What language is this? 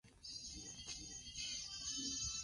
Spanish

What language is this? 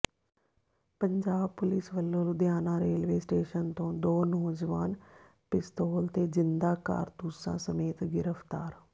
Punjabi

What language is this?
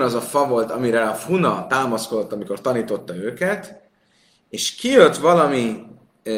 Hungarian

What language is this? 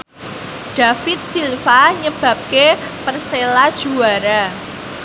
Javanese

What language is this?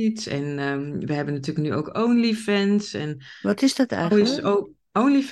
Dutch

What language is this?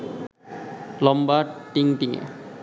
Bangla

